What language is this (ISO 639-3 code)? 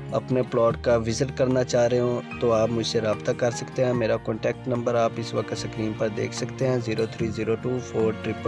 hin